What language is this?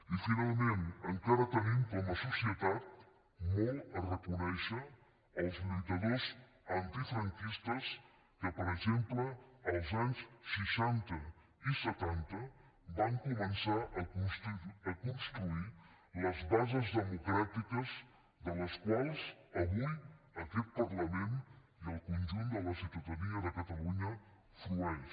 Catalan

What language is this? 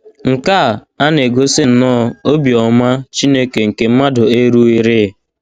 Igbo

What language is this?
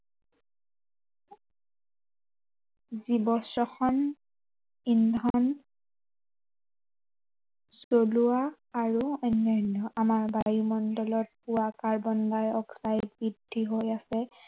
Assamese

